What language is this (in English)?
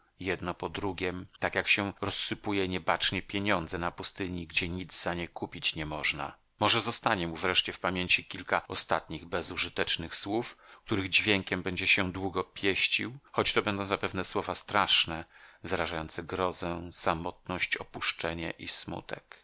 Polish